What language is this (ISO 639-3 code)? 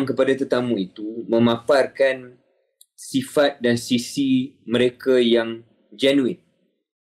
msa